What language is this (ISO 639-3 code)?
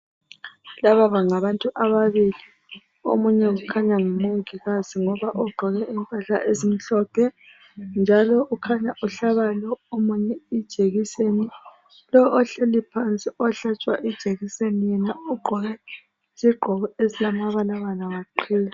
nde